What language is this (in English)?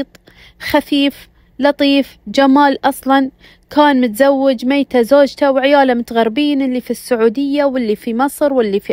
Arabic